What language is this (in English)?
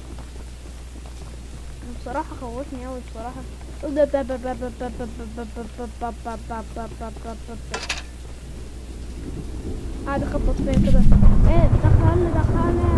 Arabic